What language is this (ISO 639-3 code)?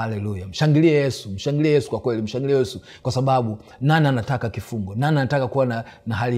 swa